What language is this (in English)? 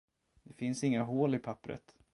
Swedish